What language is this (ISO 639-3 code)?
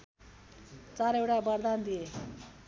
nep